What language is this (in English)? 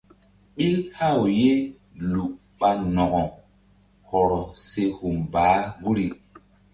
Mbum